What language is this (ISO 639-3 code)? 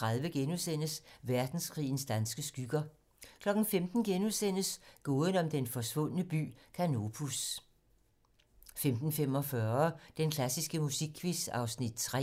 dan